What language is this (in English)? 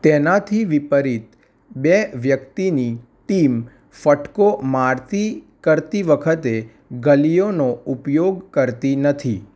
Gujarati